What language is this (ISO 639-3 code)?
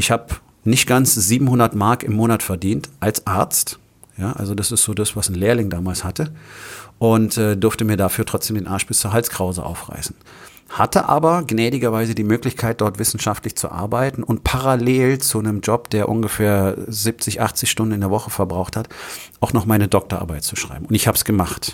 deu